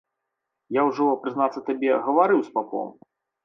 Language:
Belarusian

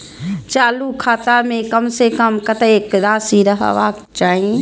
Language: Maithili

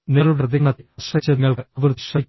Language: Malayalam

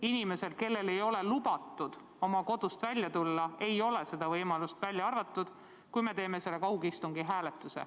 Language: Estonian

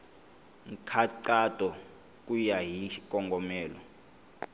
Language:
Tsonga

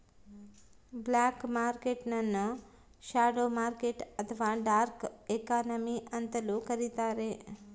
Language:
Kannada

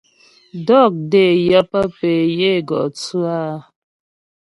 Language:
Ghomala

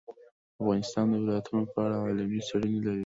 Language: Pashto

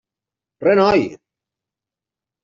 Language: Catalan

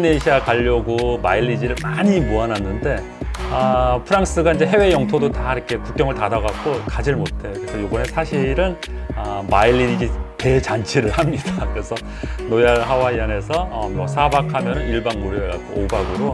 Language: Korean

